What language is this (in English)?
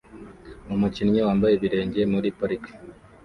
Kinyarwanda